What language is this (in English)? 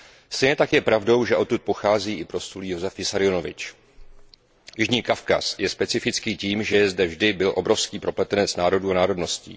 Czech